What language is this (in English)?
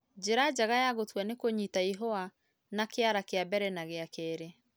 Kikuyu